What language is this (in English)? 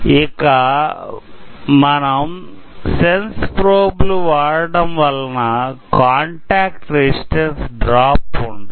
Telugu